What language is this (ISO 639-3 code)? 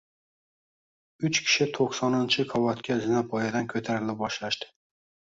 uzb